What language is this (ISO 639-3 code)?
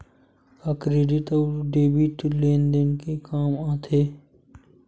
hne